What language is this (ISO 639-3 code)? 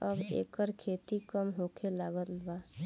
bho